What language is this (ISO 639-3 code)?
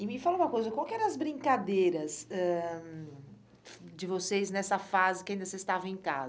por